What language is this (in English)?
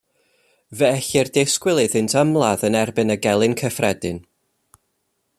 Welsh